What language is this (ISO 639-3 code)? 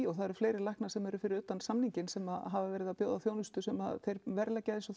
isl